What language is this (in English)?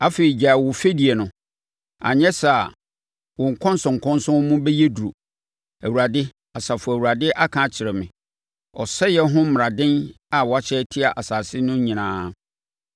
Akan